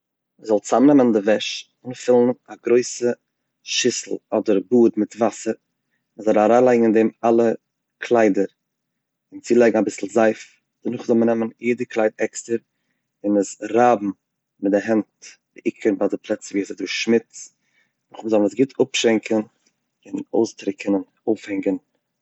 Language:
Yiddish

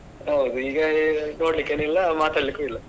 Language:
Kannada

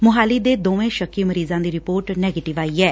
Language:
Punjabi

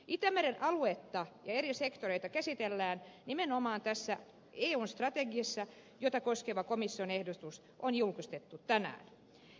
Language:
Finnish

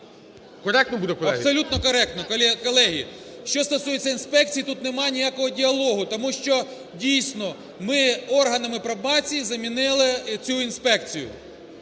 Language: Ukrainian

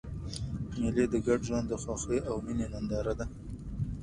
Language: Pashto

